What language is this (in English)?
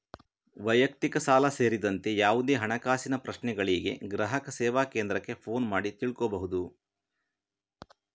Kannada